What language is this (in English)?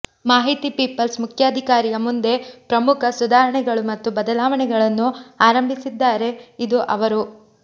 Kannada